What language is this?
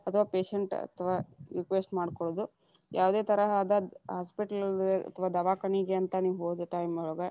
Kannada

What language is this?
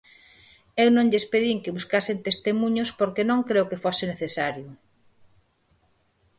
Galician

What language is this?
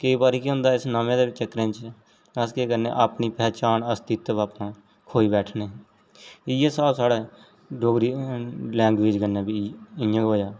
Dogri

